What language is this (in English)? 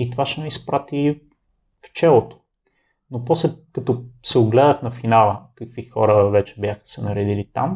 Bulgarian